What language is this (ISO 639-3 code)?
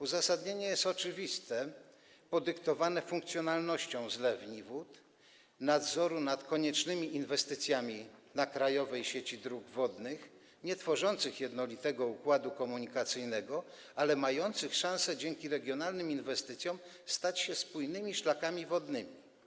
pol